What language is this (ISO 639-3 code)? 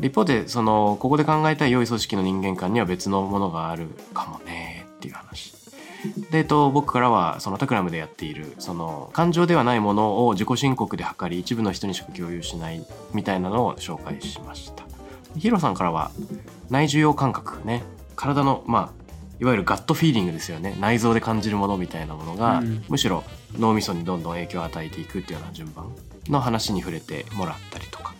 jpn